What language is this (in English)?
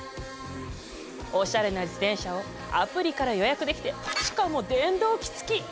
Japanese